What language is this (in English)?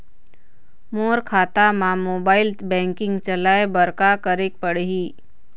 Chhattisgarhi